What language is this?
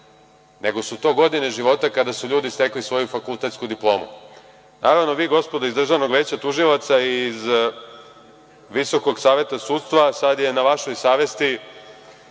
Serbian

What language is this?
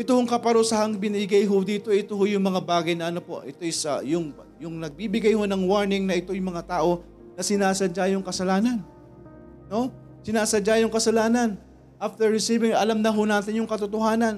Filipino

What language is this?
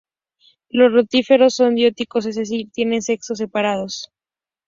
Spanish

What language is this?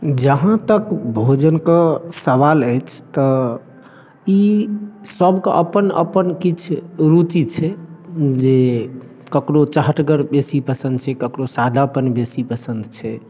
Maithili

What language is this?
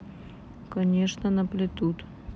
Russian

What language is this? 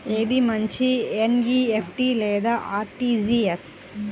Telugu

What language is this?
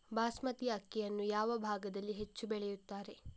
Kannada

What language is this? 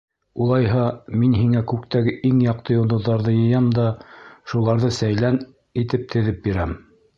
Bashkir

